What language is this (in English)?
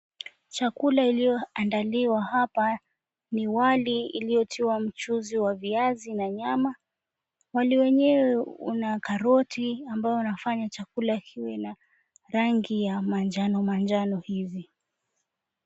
Swahili